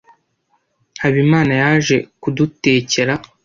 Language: Kinyarwanda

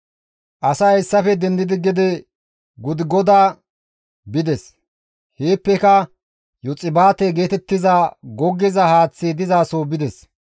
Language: Gamo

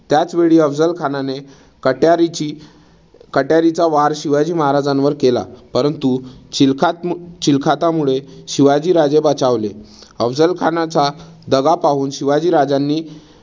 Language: Marathi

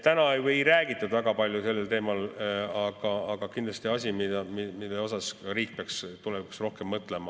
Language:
Estonian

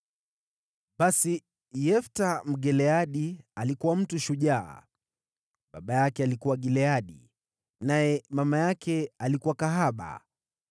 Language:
Swahili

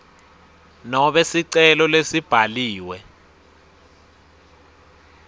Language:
Swati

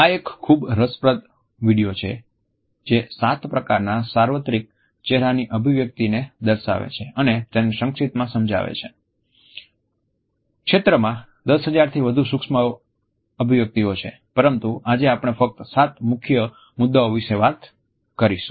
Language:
Gujarati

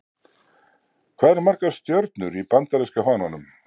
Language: Icelandic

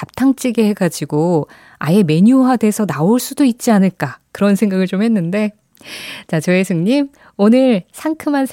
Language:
Korean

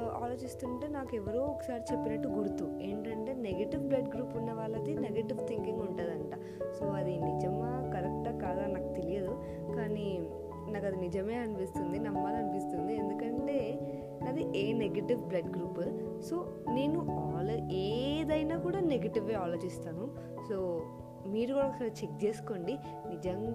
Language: Telugu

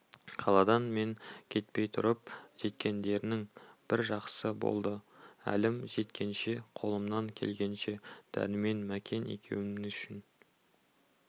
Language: Kazakh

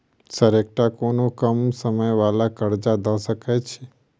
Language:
Maithili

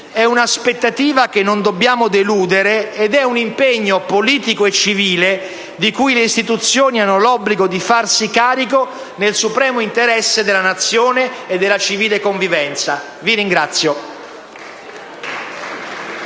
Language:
Italian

